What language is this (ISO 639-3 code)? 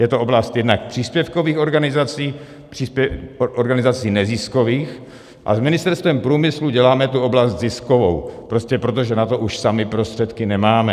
ces